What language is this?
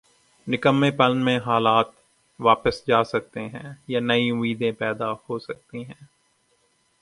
Urdu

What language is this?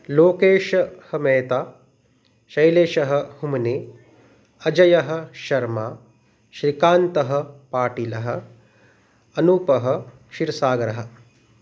Sanskrit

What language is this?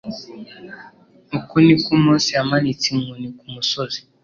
Kinyarwanda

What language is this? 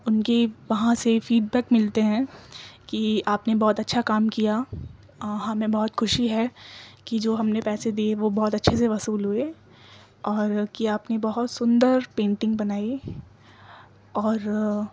Urdu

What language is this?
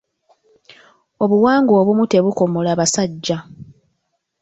Ganda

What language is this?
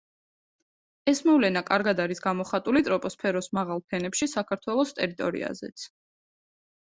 Georgian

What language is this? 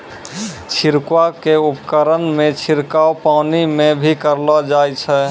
Maithili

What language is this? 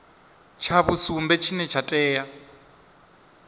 Venda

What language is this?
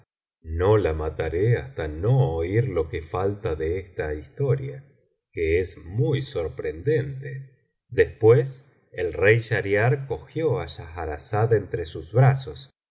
Spanish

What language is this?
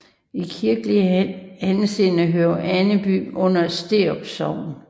Danish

